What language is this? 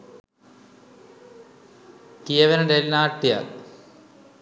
Sinhala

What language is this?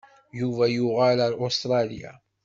Kabyle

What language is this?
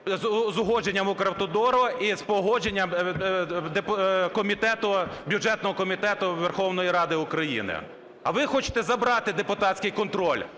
Ukrainian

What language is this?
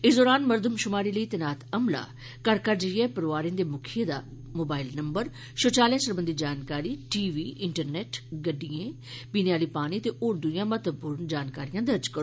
Dogri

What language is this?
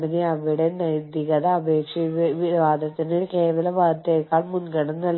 Malayalam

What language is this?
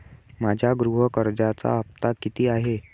Marathi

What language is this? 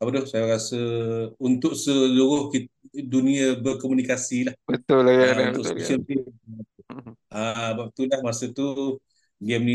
Malay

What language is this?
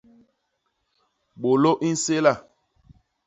Basaa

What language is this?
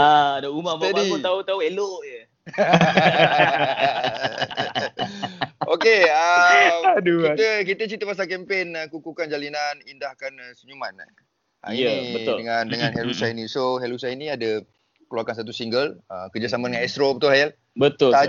Malay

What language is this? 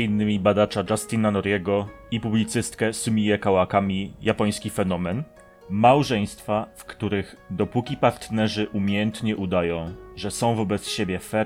Polish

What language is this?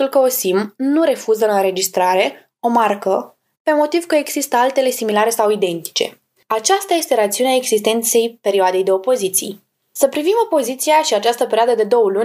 Romanian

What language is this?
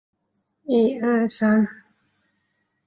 Chinese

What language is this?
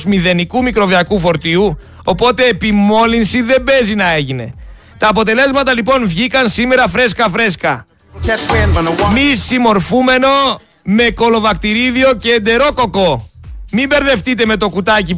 Greek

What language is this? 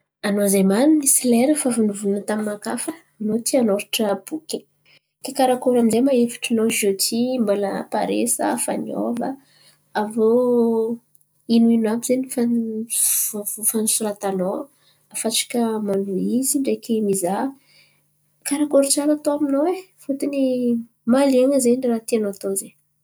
Antankarana Malagasy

